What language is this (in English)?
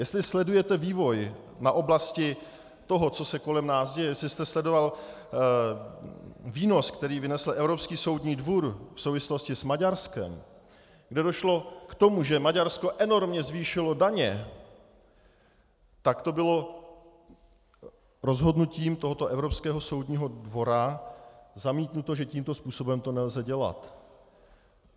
Czech